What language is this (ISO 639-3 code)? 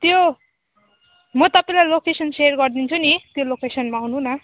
nep